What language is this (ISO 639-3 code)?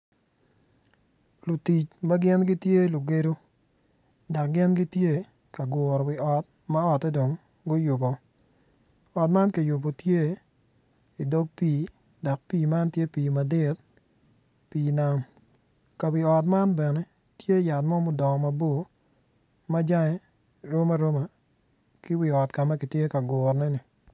ach